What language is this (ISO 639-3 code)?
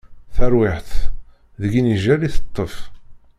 kab